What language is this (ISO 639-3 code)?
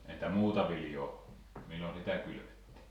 fin